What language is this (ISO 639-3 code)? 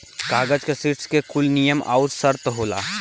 bho